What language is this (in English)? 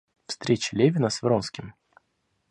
Russian